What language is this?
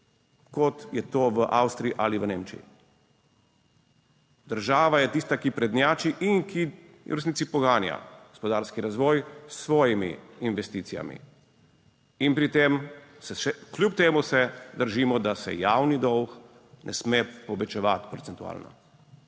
Slovenian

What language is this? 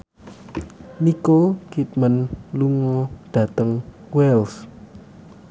Javanese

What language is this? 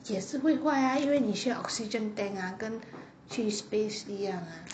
English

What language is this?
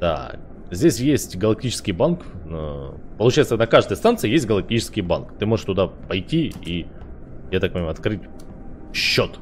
Russian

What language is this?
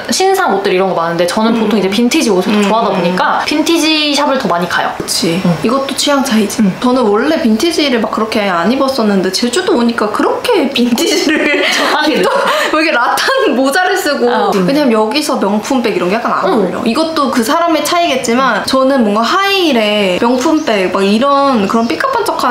Korean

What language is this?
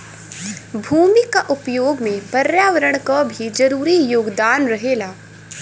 Bhojpuri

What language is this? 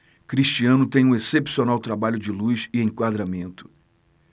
Portuguese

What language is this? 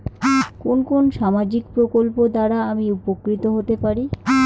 Bangla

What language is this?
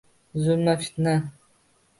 Uzbek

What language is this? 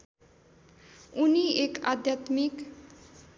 Nepali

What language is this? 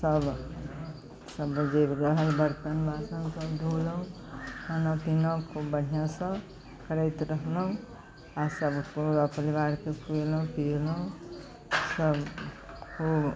Maithili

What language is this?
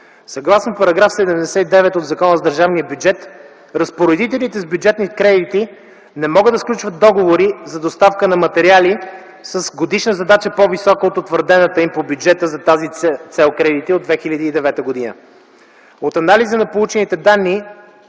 Bulgarian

